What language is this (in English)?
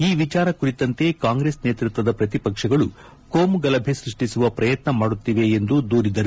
Kannada